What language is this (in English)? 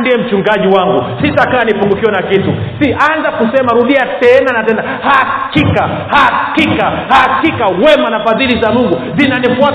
Swahili